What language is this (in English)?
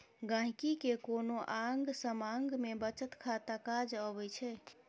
Maithili